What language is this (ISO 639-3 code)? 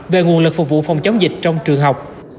vie